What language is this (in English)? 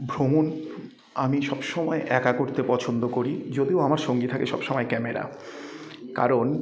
Bangla